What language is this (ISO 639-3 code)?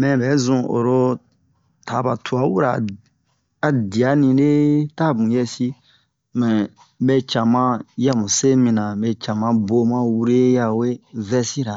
bmq